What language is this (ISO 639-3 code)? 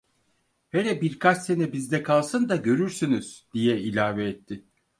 tur